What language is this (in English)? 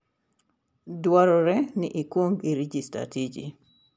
Luo (Kenya and Tanzania)